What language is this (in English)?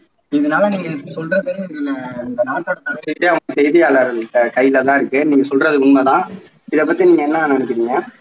Tamil